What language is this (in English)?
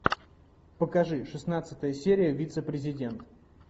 Russian